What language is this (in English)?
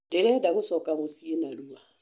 Kikuyu